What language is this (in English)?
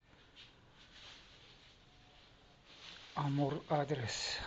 Russian